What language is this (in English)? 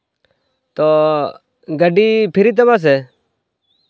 Santali